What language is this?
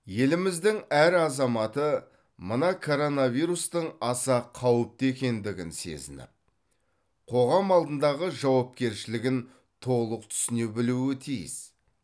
Kazakh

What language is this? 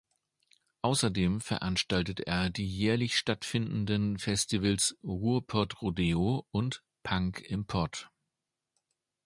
German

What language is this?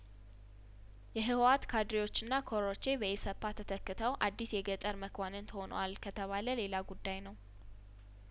Amharic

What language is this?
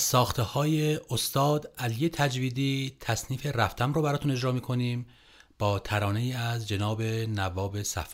Persian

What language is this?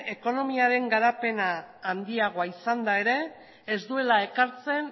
Basque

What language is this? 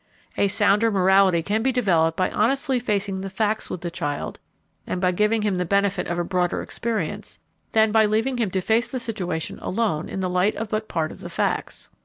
English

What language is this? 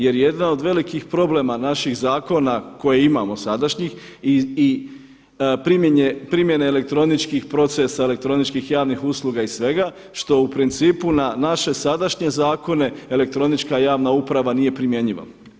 Croatian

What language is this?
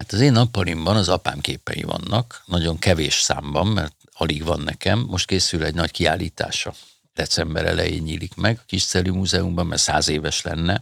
Hungarian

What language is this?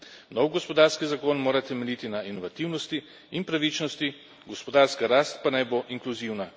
Slovenian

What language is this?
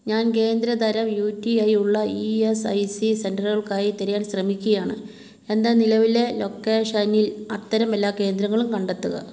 Malayalam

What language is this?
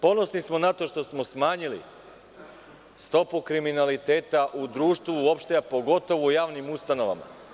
Serbian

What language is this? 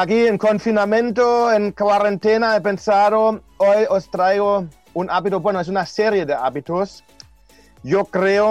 Spanish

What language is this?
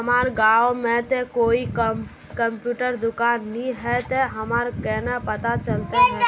Magahi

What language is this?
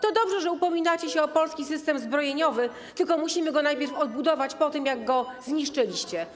Polish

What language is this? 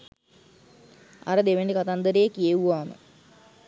Sinhala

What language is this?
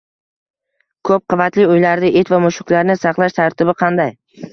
Uzbek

